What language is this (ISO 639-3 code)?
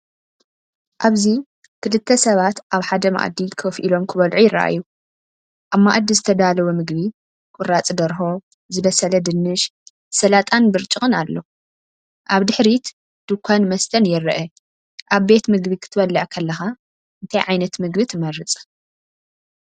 tir